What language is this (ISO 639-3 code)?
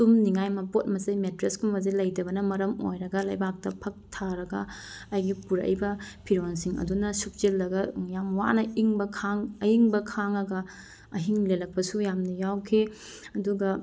mni